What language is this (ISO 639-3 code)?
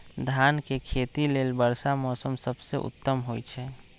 mag